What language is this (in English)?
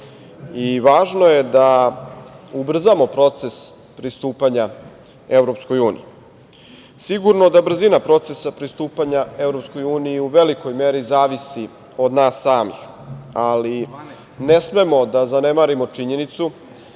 Serbian